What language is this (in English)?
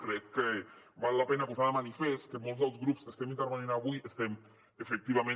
Catalan